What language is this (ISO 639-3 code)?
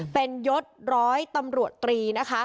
tha